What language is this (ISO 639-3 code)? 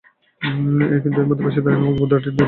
ben